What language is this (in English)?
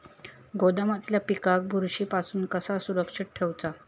Marathi